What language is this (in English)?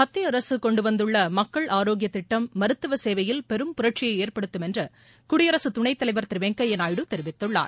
Tamil